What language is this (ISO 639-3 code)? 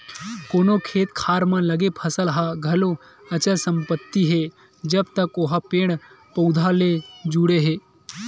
hne